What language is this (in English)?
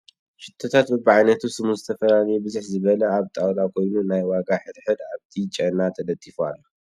Tigrinya